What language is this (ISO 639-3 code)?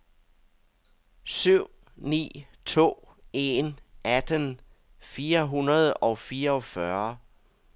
dan